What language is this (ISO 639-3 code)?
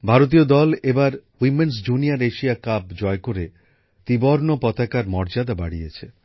ben